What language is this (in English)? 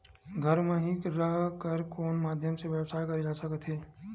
Chhattisgarhi